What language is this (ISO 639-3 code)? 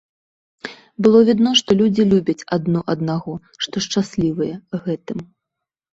bel